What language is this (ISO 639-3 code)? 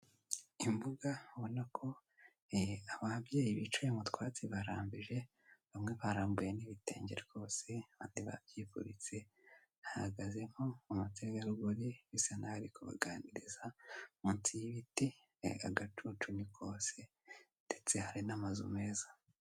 kin